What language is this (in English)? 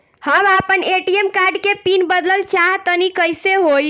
Bhojpuri